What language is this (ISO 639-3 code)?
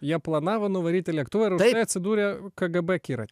lit